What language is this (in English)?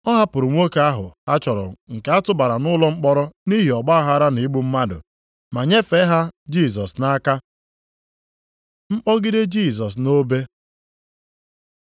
Igbo